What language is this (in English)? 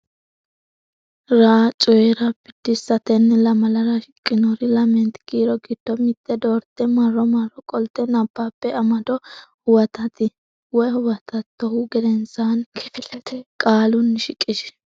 Sidamo